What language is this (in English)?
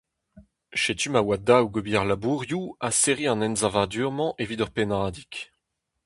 Breton